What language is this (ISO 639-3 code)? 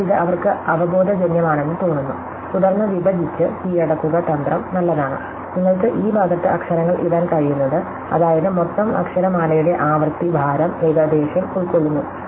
mal